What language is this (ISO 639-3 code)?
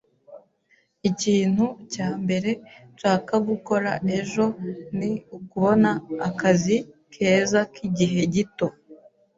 kin